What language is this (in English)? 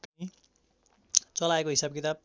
Nepali